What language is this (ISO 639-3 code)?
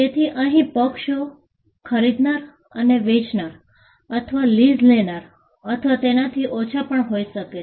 guj